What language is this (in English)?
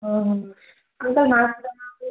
Sindhi